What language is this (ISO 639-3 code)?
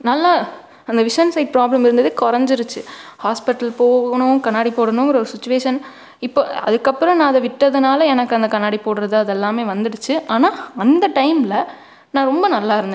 tam